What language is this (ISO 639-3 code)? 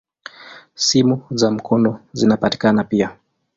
swa